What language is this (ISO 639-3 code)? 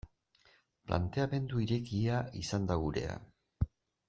eus